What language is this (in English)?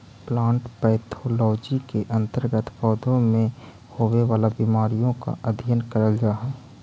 Magahi